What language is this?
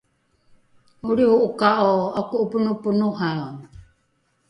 Rukai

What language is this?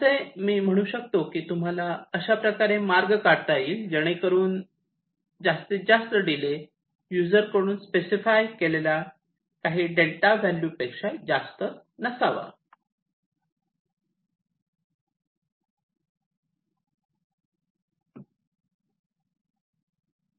Marathi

